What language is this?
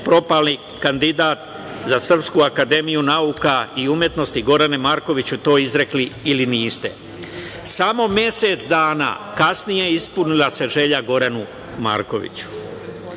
Serbian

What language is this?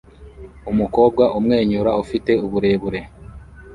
Kinyarwanda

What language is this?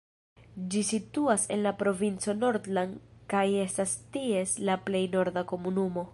Esperanto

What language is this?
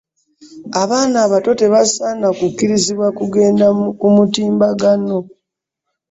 Ganda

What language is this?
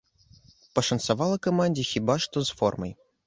Belarusian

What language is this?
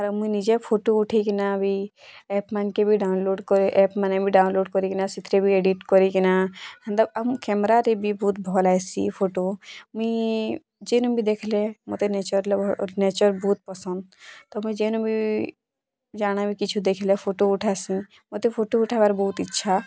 Odia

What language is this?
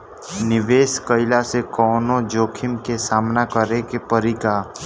Bhojpuri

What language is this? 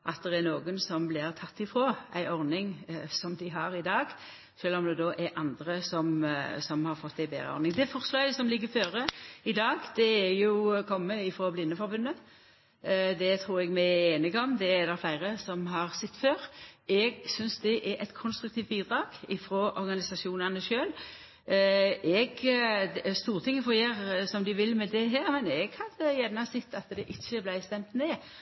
Norwegian Nynorsk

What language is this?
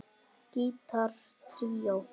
Icelandic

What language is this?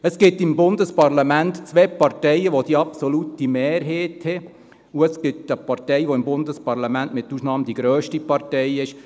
Swiss German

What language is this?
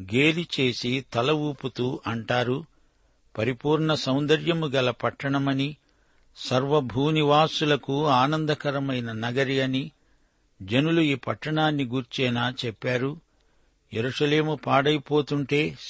Telugu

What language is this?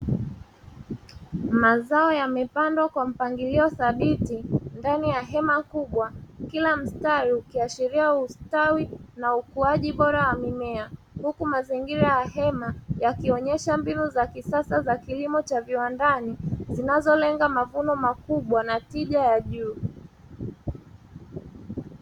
Swahili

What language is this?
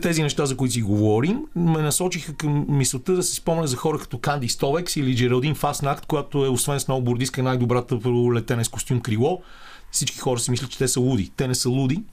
Bulgarian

